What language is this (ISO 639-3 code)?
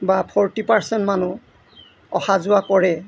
asm